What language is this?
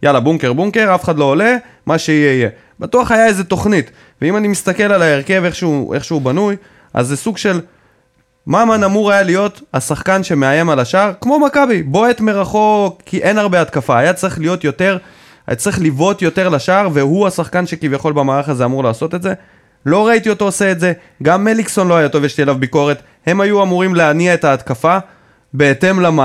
Hebrew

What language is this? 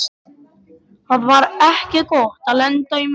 Icelandic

